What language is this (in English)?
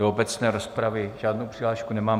Czech